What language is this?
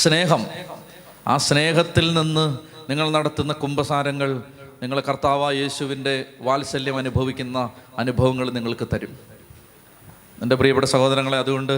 Malayalam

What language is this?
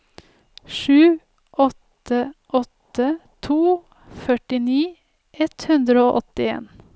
Norwegian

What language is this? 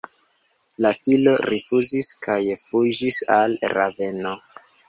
Esperanto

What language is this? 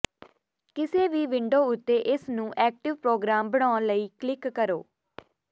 Punjabi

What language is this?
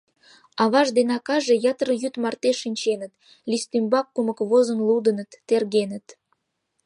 Mari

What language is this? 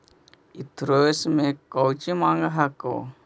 Magahi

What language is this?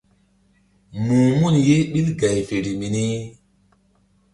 Mbum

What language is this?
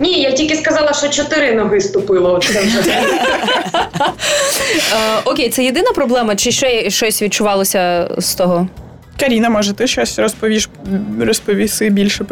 Ukrainian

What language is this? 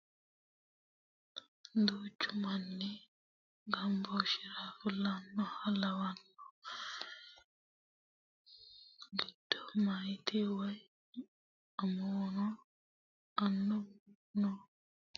Sidamo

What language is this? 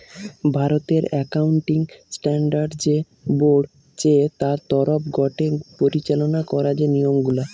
Bangla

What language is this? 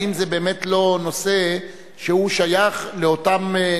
Hebrew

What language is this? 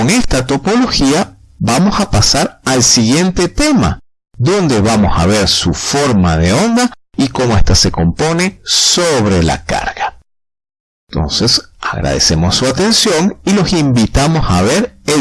Spanish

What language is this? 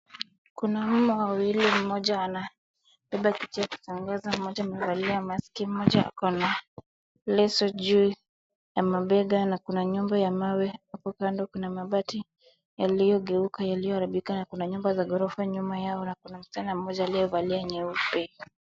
Swahili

